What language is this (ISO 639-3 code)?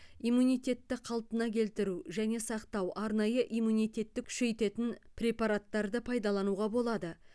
kaz